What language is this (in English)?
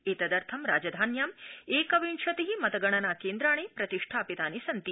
Sanskrit